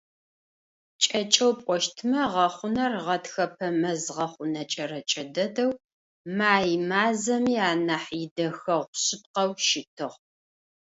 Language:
Adyghe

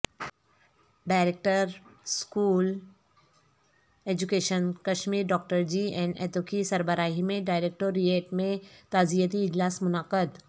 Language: Urdu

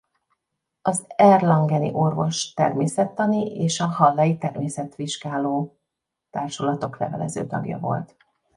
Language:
Hungarian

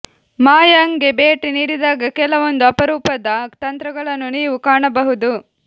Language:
Kannada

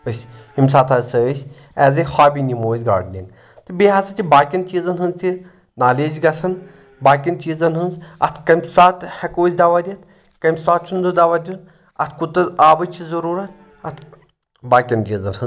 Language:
Kashmiri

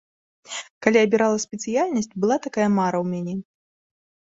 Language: Belarusian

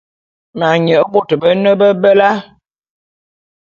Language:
Bulu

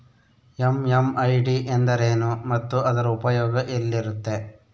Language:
Kannada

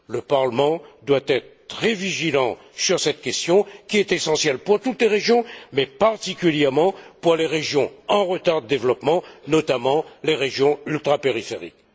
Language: French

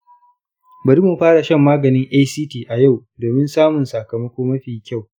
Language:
Hausa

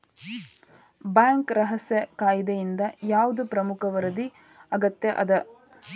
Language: Kannada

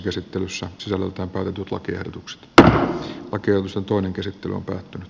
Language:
Finnish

